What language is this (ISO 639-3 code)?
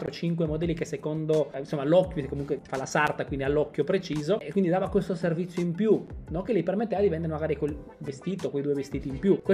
ita